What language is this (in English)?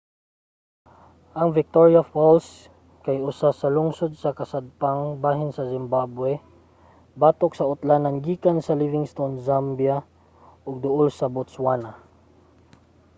Cebuano